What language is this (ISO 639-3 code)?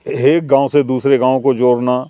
urd